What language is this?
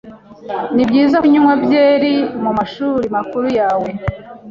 Kinyarwanda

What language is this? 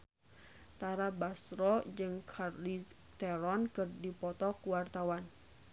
Sundanese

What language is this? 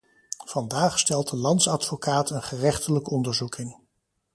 Dutch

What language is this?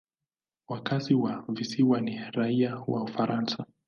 Swahili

